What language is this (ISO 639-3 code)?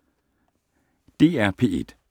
dan